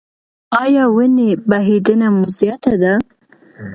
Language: Pashto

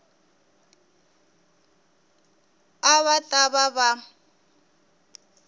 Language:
Tsonga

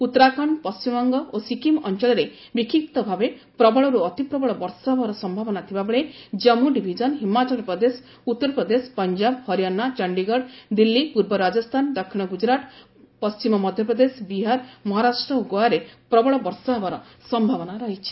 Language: Odia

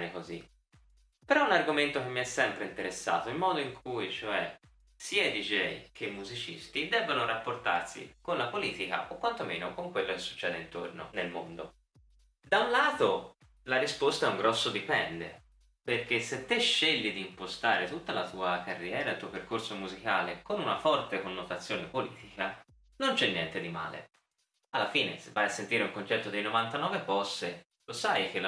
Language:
Italian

